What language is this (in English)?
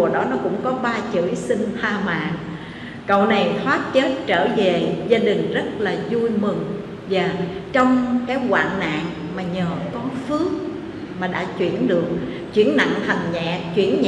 Vietnamese